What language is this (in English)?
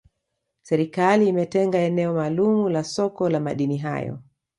Swahili